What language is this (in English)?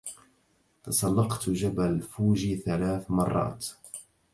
Arabic